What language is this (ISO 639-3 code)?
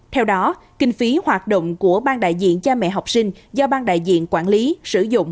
vie